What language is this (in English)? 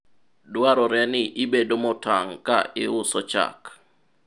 Luo (Kenya and Tanzania)